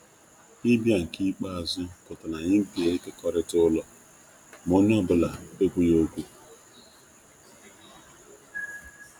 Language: Igbo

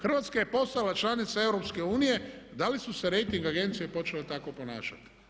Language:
Croatian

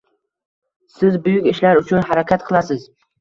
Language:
Uzbek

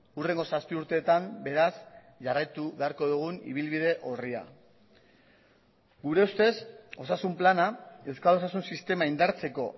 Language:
Basque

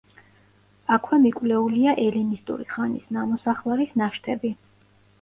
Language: Georgian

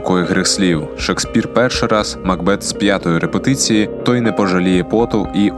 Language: Ukrainian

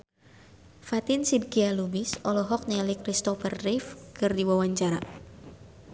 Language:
Sundanese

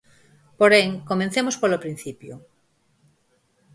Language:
Galician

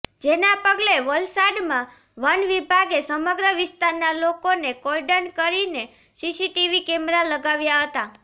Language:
Gujarati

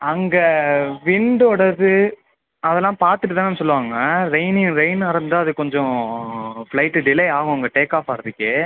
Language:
Tamil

